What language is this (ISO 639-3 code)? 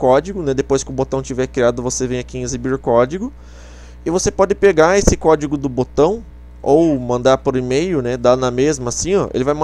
por